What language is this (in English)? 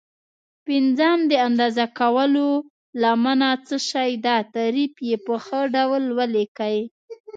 Pashto